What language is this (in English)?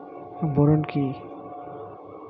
Bangla